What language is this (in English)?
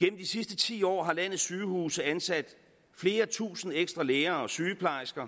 Danish